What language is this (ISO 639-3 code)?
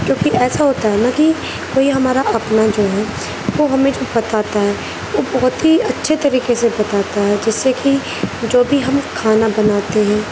urd